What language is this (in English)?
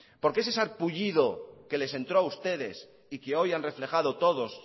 Spanish